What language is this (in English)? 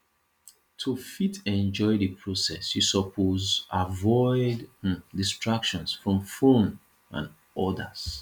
Nigerian Pidgin